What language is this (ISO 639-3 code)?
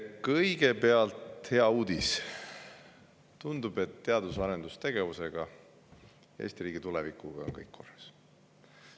est